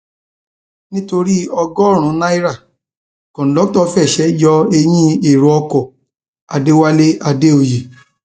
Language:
Yoruba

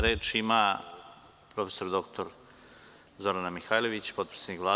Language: Serbian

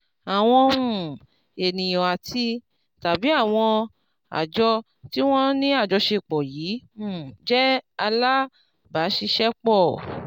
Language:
Yoruba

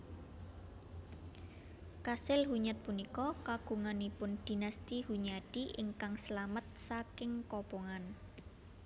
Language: Javanese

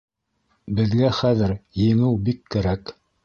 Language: Bashkir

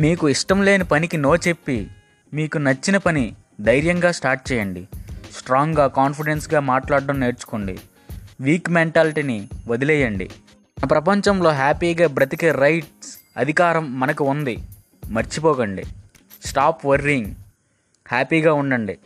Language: Telugu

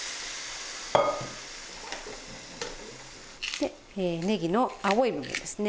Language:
Japanese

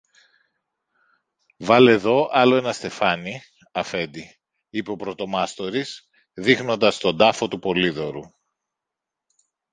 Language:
Greek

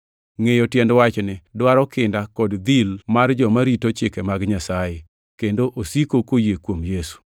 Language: Luo (Kenya and Tanzania)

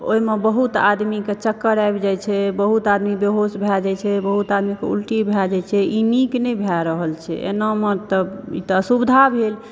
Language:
Maithili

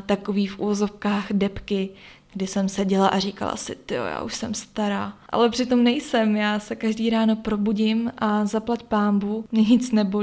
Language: Czech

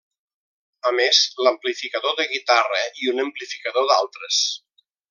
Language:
Catalan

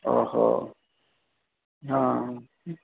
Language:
Odia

